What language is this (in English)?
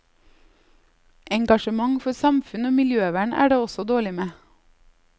Norwegian